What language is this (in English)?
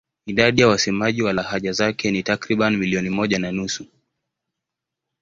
Swahili